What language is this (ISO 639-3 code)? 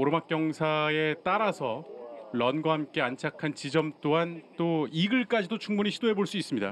kor